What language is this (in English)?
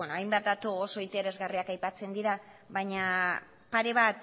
Basque